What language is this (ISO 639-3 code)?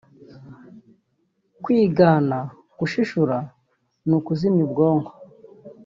kin